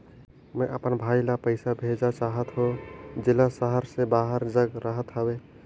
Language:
Chhattisgarhi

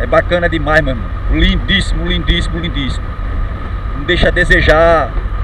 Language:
Portuguese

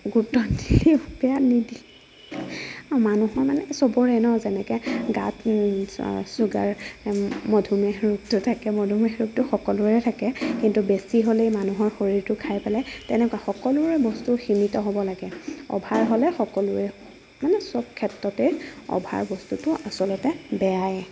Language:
Assamese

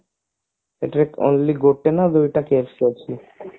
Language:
Odia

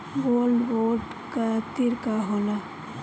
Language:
Bhojpuri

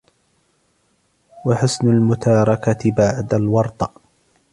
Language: Arabic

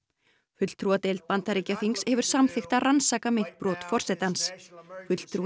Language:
Icelandic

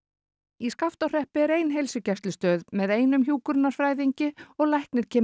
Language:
Icelandic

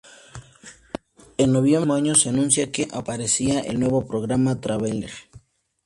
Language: Spanish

